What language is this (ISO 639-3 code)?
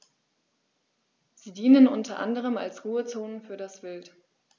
deu